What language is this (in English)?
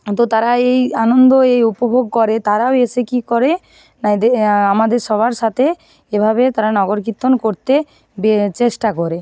Bangla